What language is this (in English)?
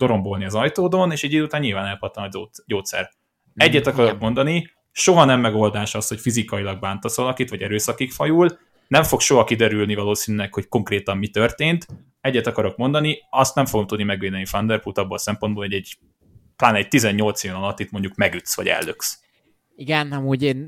Hungarian